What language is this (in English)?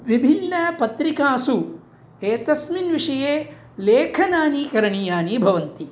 Sanskrit